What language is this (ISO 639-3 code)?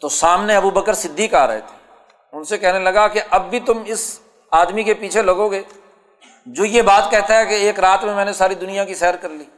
urd